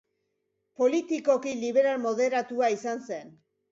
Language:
Basque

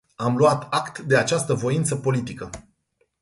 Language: Romanian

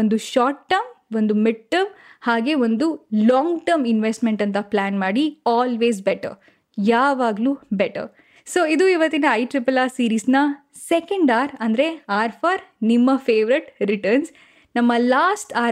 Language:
Kannada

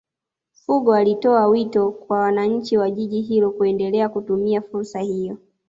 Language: Swahili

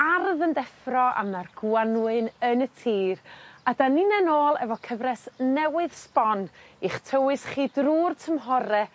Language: Welsh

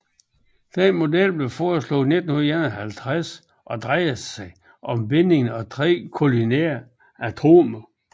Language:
Danish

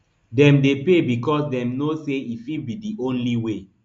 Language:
Nigerian Pidgin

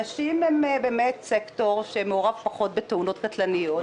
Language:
Hebrew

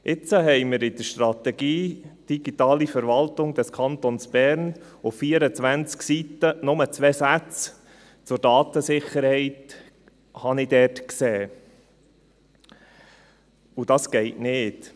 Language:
Swiss German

